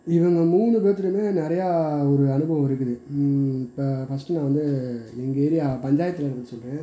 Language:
Tamil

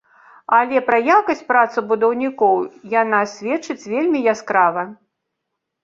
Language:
Belarusian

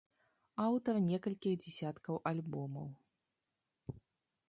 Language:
Belarusian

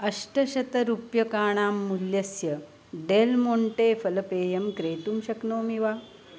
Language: Sanskrit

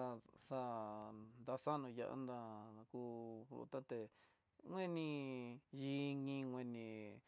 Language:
Tidaá Mixtec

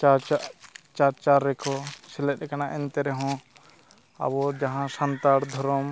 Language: Santali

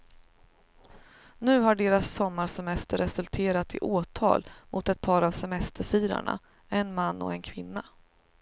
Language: Swedish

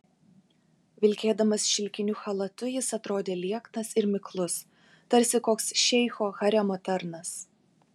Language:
Lithuanian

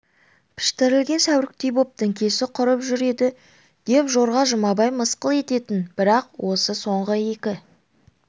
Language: Kazakh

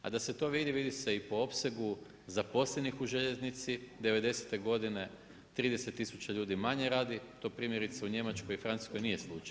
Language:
Croatian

